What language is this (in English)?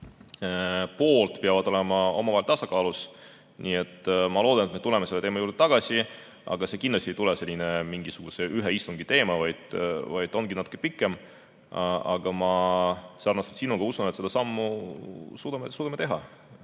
Estonian